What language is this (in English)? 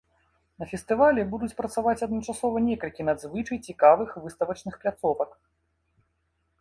Belarusian